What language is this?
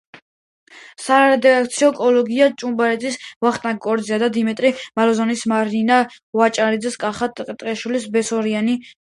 Georgian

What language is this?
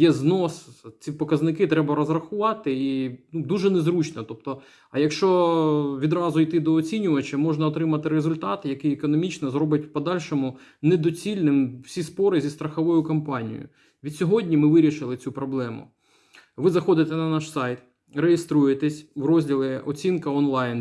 Ukrainian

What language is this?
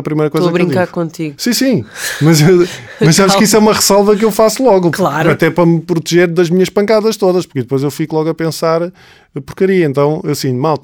Portuguese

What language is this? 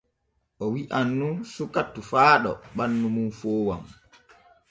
Borgu Fulfulde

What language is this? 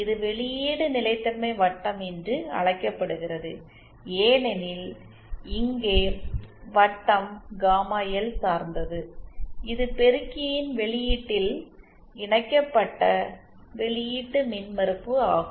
Tamil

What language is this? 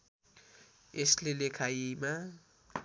Nepali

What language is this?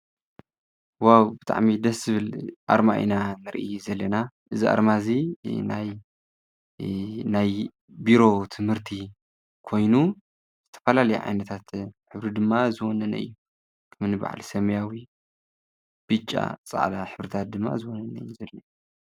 Tigrinya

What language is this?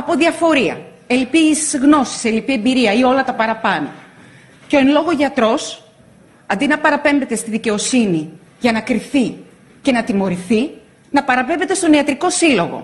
Greek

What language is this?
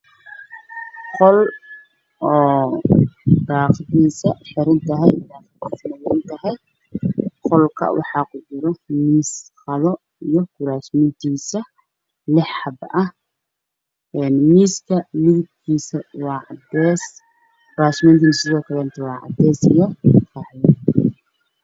Somali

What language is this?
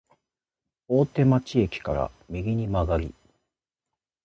Japanese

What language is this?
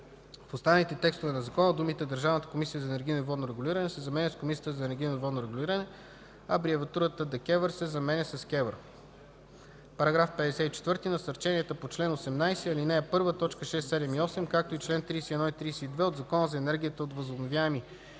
Bulgarian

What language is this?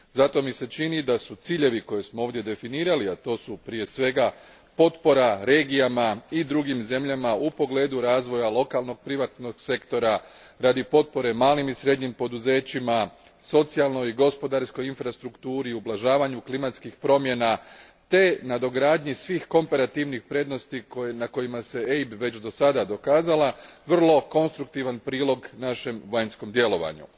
Croatian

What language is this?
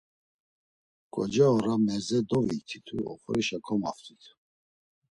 Laz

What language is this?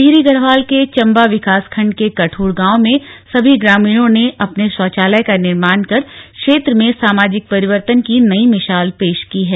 Hindi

